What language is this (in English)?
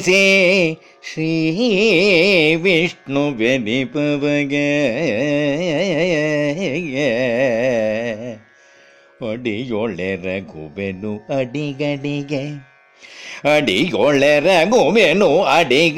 Kannada